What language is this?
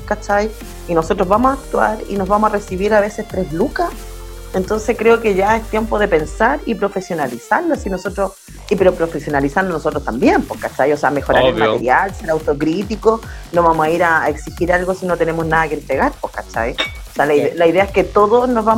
Spanish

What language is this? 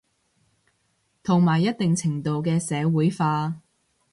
Cantonese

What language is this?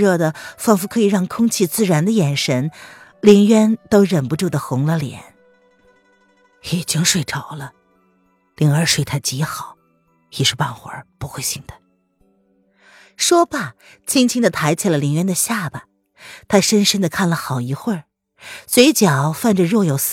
Chinese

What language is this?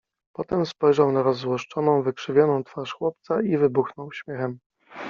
Polish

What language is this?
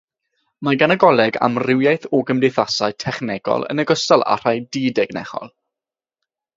Welsh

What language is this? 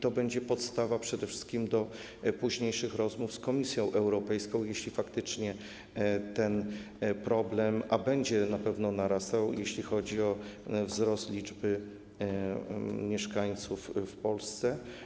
Polish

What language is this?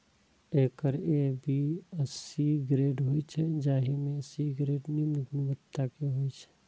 Maithili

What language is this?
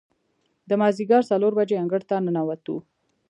Pashto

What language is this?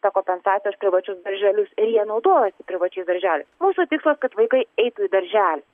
Lithuanian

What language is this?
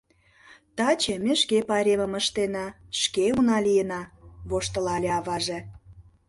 Mari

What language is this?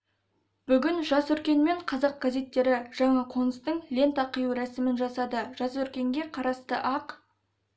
Kazakh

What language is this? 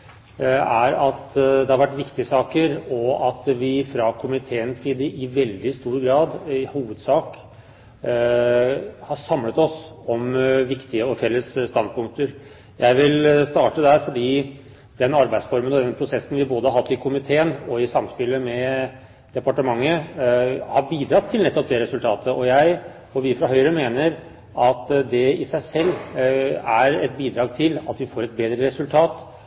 Norwegian Bokmål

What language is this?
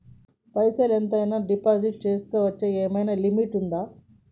Telugu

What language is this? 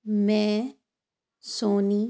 Punjabi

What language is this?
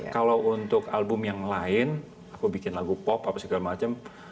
Indonesian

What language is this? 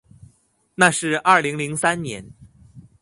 Chinese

